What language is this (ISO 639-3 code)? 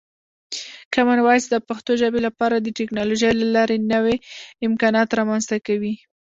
pus